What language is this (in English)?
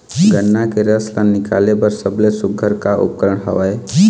Chhattisgarhi